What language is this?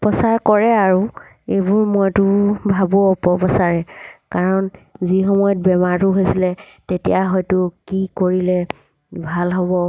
Assamese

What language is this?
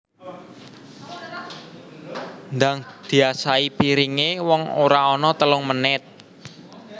Javanese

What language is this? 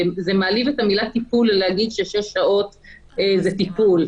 Hebrew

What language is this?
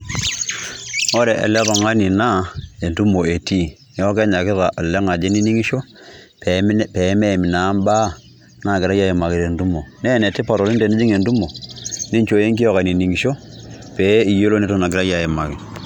Masai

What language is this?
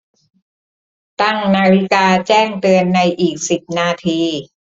Thai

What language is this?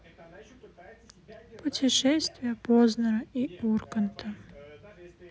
Russian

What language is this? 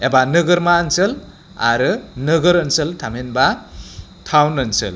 Bodo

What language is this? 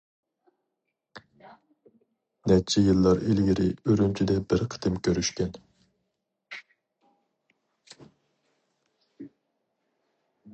Uyghur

